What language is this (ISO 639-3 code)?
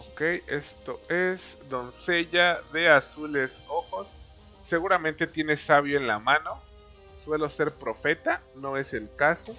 spa